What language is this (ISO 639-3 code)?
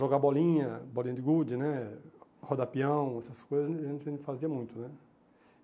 por